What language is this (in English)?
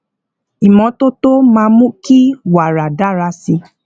Yoruba